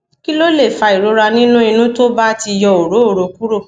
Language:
Yoruba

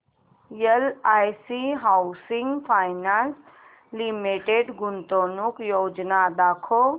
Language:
Marathi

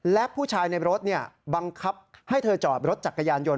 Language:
Thai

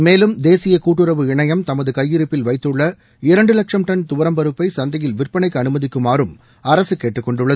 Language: Tamil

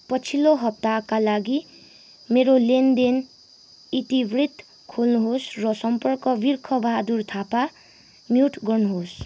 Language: Nepali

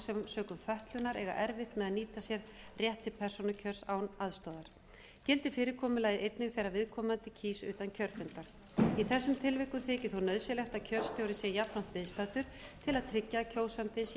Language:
Icelandic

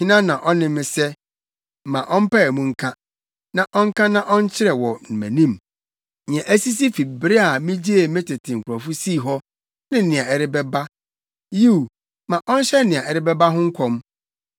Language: Akan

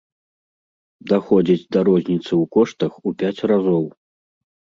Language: Belarusian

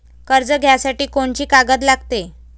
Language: Marathi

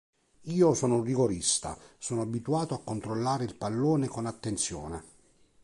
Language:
Italian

